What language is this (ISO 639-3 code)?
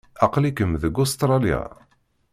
kab